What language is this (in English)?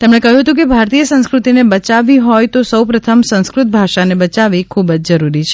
Gujarati